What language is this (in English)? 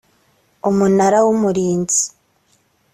Kinyarwanda